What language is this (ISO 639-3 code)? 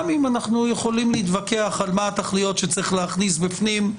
heb